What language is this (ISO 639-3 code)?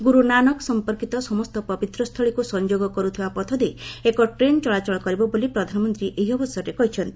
ori